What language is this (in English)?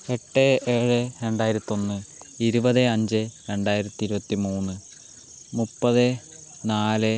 Malayalam